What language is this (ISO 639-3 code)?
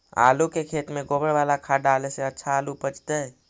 mag